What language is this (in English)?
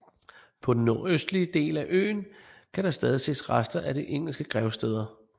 Danish